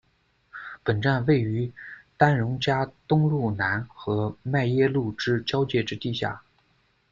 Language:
Chinese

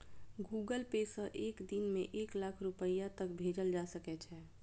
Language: Maithili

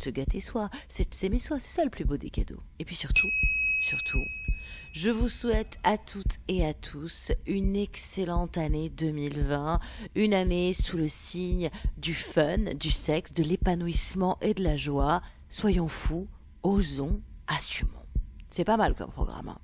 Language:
French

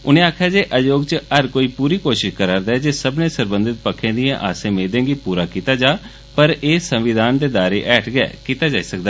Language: Dogri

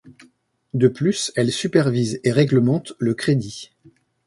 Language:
French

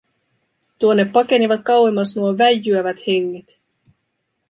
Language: Finnish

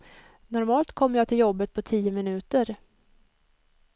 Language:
Swedish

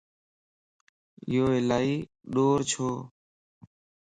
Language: Lasi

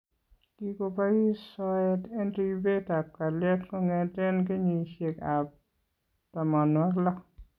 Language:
Kalenjin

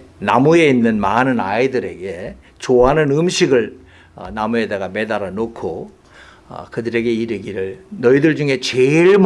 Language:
Korean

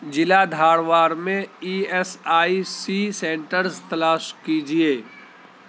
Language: Urdu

